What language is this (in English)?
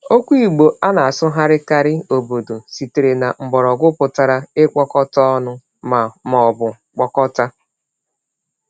Igbo